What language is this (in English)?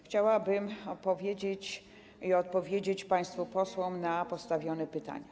Polish